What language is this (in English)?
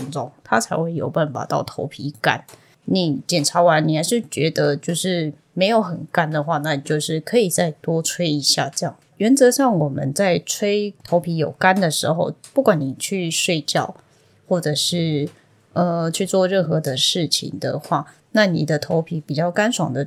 Chinese